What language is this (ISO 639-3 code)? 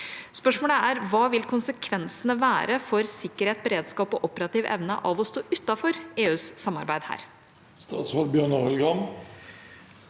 nor